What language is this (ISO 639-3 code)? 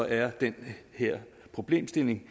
dan